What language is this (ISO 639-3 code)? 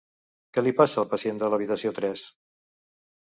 cat